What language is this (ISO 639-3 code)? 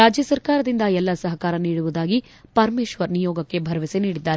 kan